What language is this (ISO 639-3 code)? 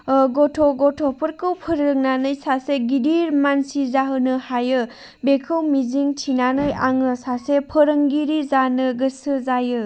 brx